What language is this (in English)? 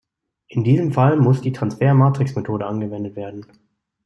German